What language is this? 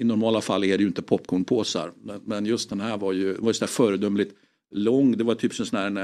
Swedish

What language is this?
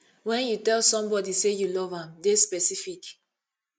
Nigerian Pidgin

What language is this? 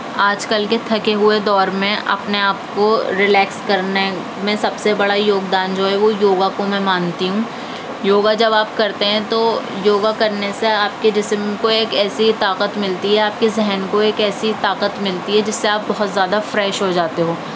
Urdu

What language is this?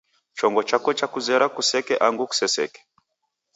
Taita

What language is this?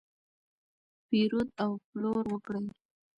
Pashto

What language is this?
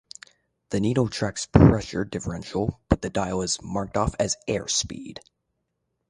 English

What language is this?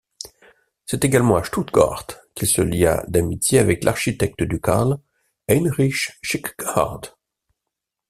French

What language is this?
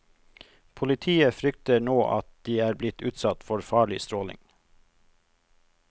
Norwegian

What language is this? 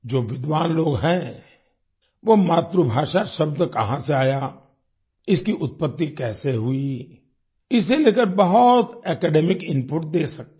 Hindi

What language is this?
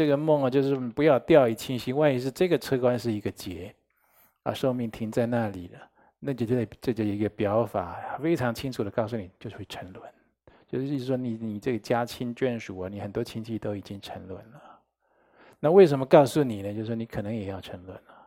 Chinese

